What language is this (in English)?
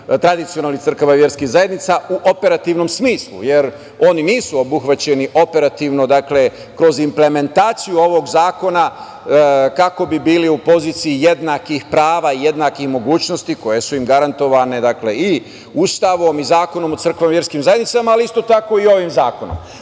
Serbian